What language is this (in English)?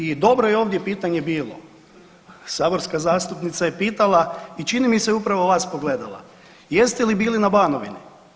Croatian